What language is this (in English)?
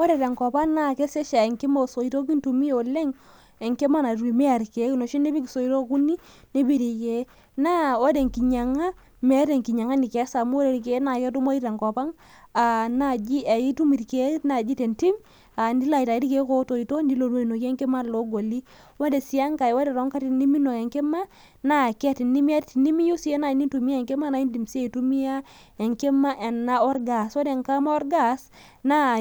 Masai